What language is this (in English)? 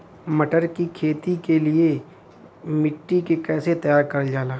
Bhojpuri